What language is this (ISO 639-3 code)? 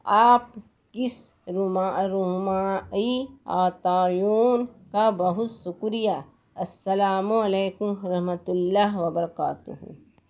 urd